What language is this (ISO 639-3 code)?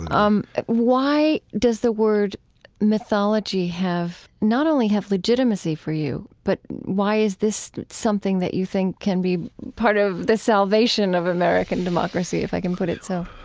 eng